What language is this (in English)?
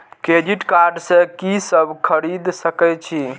Maithili